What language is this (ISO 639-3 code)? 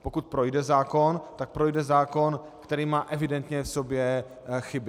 ces